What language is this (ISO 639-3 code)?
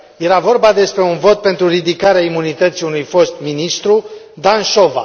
ron